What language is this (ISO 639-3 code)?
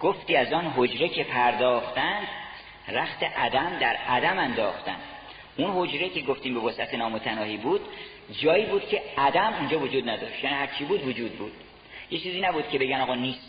fas